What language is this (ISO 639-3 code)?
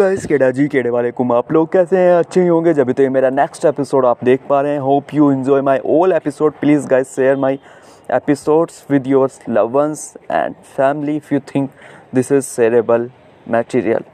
hin